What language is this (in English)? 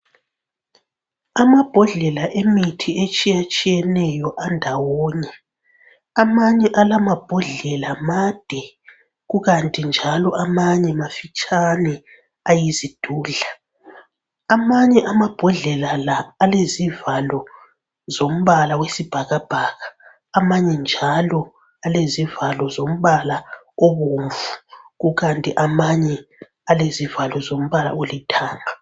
North Ndebele